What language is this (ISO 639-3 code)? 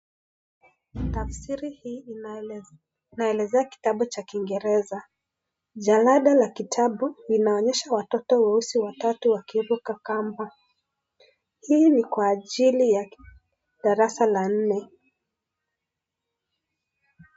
swa